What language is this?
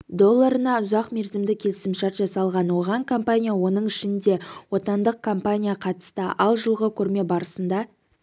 Kazakh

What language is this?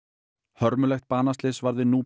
Icelandic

